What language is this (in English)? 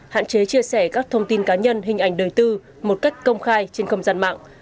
Vietnamese